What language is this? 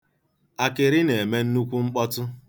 Igbo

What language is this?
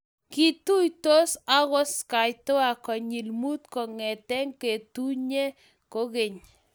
Kalenjin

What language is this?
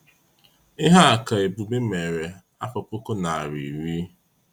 Igbo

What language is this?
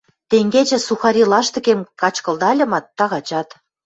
Western Mari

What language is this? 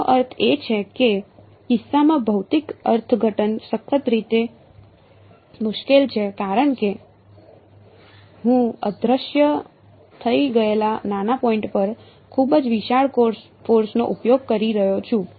Gujarati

